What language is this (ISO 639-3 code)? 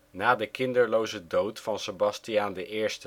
nld